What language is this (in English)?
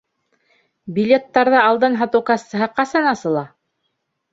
Bashkir